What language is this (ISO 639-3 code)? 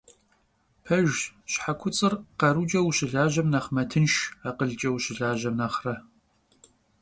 kbd